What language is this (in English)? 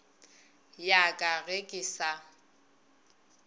Northern Sotho